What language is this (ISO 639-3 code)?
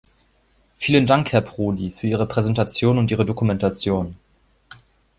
deu